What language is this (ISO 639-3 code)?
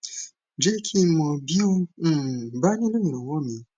yor